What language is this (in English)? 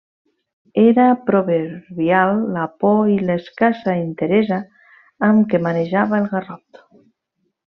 Catalan